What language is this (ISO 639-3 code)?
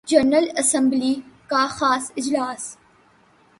urd